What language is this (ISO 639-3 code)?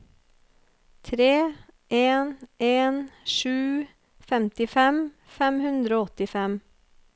nor